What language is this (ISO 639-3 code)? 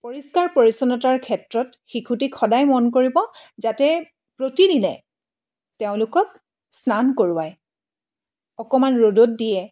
asm